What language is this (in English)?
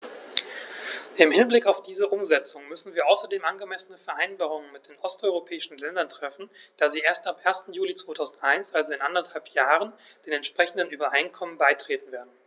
German